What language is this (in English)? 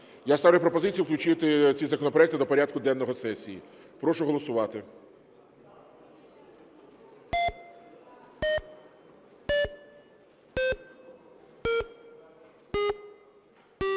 Ukrainian